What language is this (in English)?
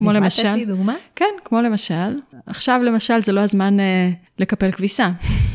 Hebrew